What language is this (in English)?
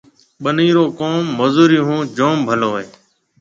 Marwari (Pakistan)